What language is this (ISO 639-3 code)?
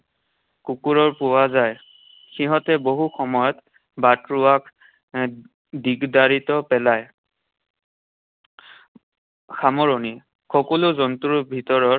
asm